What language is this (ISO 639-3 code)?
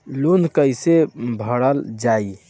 bho